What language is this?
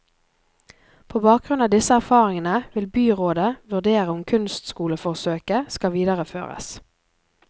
Norwegian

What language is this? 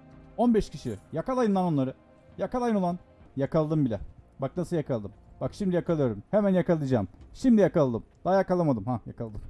Turkish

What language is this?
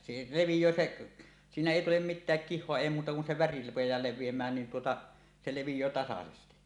Finnish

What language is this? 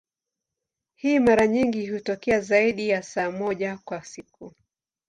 Swahili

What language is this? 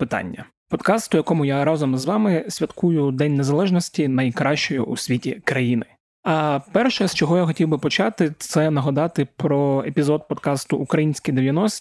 Ukrainian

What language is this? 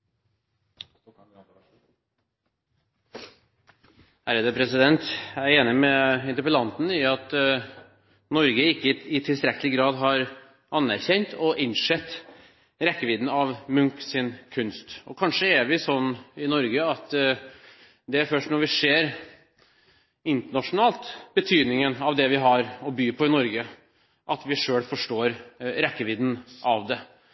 Norwegian Bokmål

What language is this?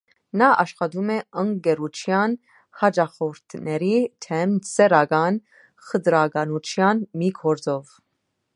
Armenian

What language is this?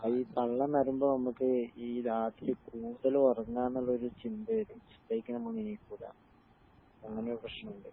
Malayalam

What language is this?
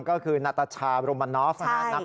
Thai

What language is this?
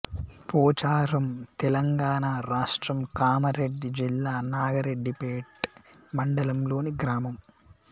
Telugu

